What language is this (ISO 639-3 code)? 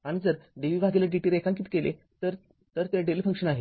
mar